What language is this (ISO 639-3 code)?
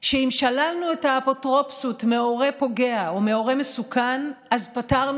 heb